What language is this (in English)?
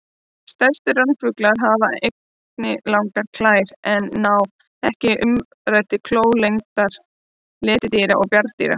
Icelandic